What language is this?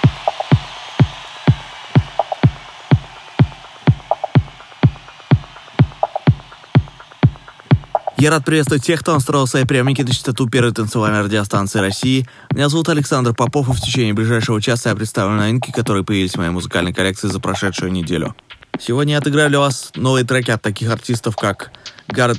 Russian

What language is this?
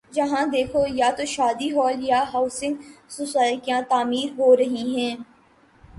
Urdu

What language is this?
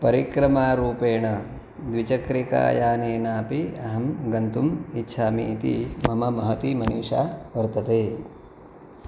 Sanskrit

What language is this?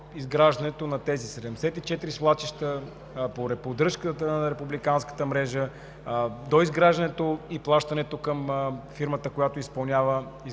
Bulgarian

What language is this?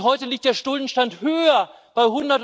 German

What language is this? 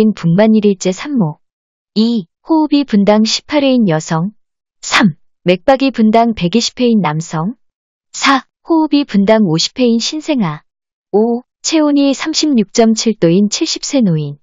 Korean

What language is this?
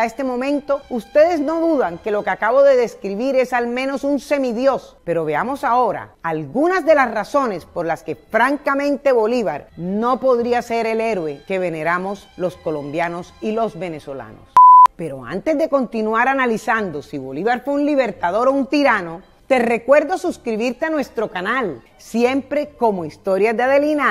Spanish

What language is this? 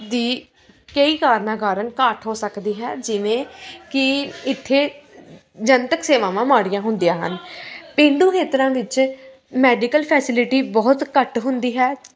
Punjabi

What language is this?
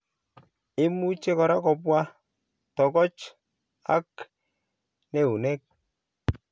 Kalenjin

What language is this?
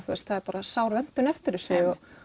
Icelandic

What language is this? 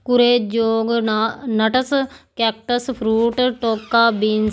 Punjabi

